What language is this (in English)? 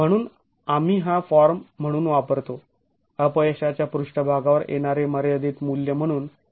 Marathi